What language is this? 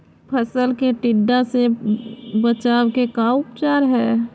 Magahi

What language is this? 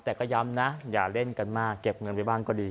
Thai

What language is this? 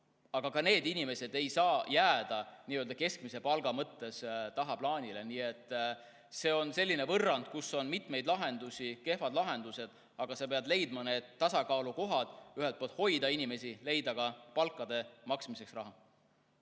Estonian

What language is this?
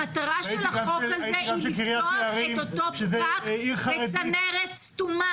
Hebrew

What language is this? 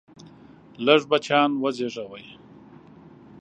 Pashto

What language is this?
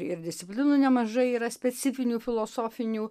Lithuanian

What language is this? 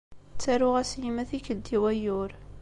Kabyle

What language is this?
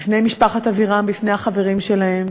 Hebrew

